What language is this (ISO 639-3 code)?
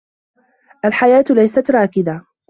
ara